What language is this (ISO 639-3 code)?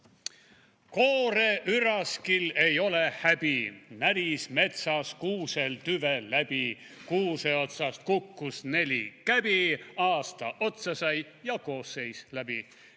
est